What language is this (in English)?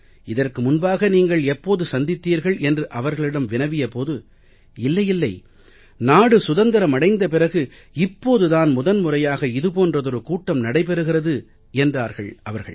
Tamil